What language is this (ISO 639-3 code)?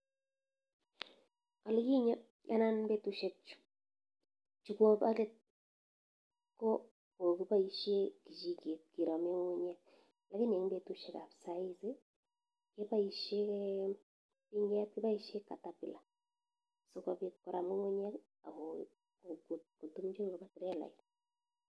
kln